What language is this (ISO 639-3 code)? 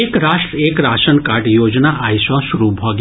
mai